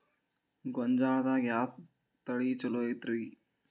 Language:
Kannada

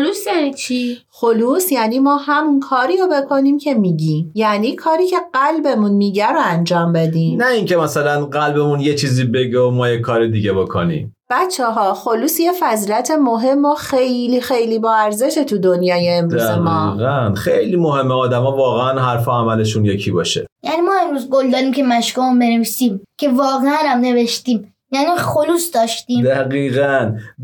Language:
Persian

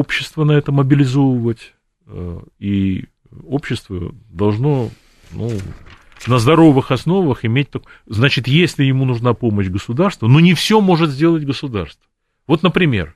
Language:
Russian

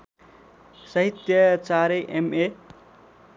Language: Nepali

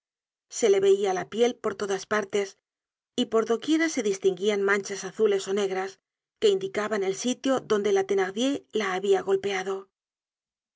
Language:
Spanish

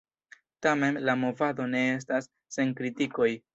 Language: Esperanto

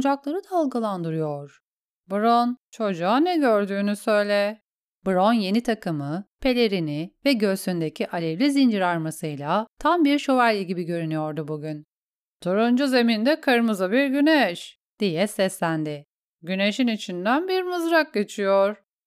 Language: Turkish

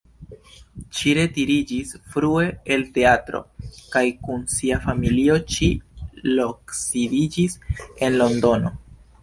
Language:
Esperanto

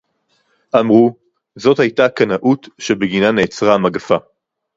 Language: Hebrew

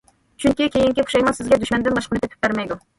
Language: Uyghur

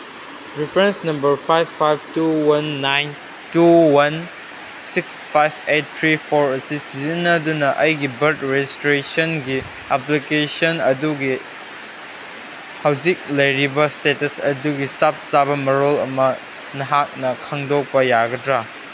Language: Manipuri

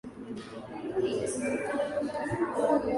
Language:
Swahili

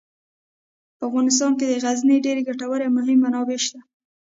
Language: Pashto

